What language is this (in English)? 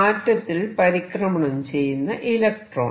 Malayalam